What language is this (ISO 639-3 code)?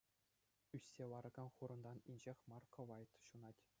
chv